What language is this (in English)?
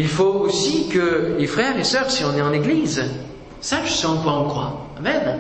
French